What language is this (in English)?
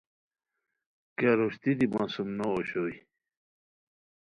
Khowar